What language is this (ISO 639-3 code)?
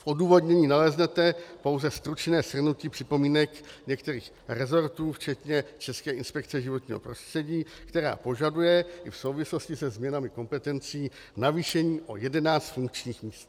ces